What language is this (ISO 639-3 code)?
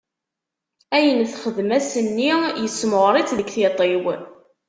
kab